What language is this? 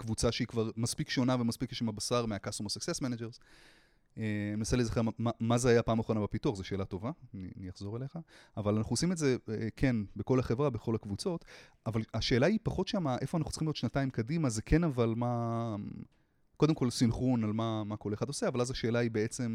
Hebrew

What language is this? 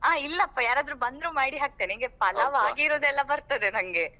Kannada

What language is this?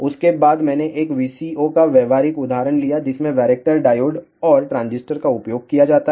Hindi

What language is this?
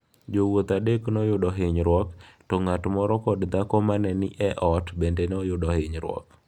Luo (Kenya and Tanzania)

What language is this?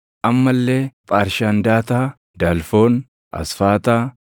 Oromo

